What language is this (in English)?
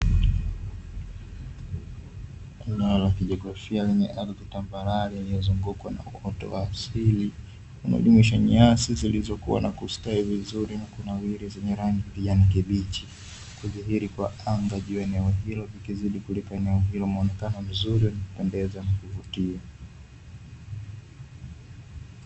Swahili